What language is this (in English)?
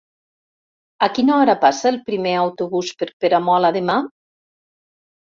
Catalan